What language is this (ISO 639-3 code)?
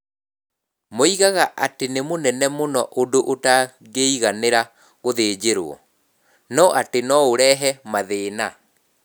kik